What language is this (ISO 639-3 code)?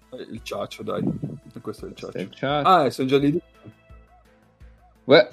ita